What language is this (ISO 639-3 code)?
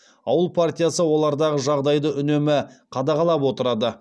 kaz